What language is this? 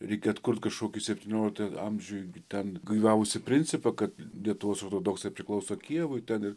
Lithuanian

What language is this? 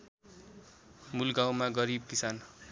Nepali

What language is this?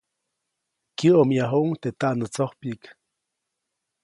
Copainalá Zoque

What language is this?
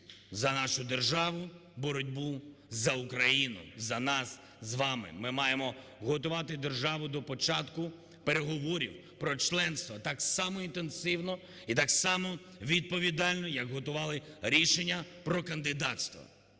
Ukrainian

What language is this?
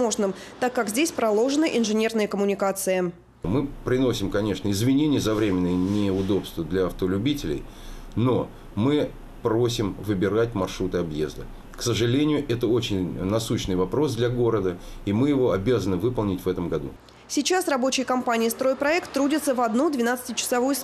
Russian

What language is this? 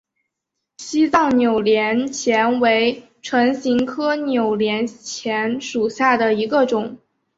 Chinese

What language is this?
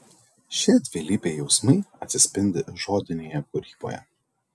Lithuanian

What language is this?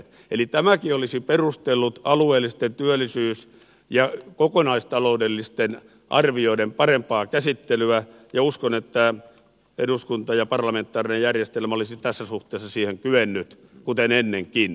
Finnish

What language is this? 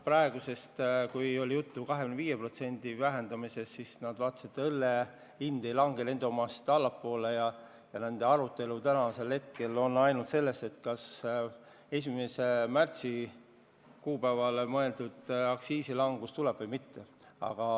Estonian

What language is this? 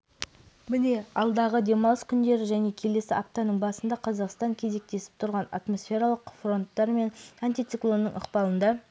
Kazakh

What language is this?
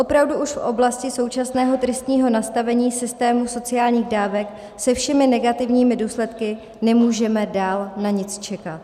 Czech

